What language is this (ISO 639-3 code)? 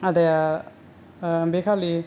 brx